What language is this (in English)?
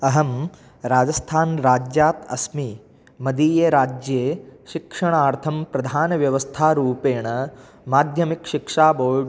Sanskrit